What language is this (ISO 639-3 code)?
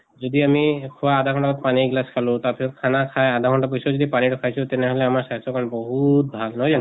asm